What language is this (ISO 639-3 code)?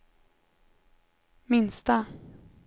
swe